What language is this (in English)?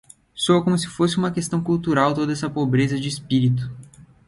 Portuguese